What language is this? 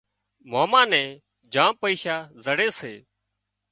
Wadiyara Koli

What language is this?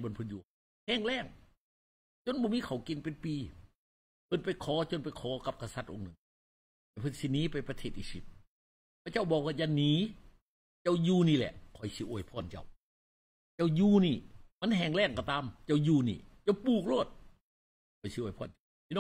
Thai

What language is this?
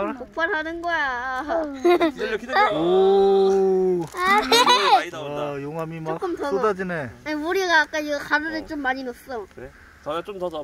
Korean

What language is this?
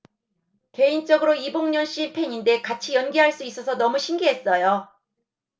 Korean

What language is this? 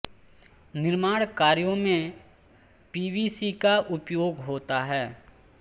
Hindi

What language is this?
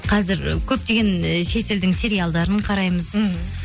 Kazakh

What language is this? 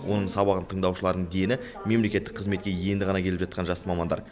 Kazakh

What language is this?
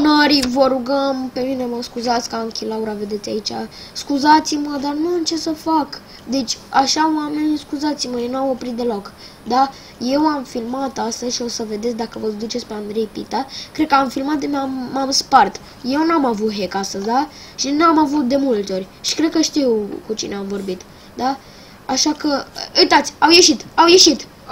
Romanian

